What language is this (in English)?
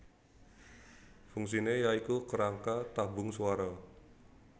Javanese